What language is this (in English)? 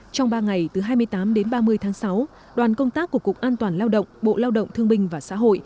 Vietnamese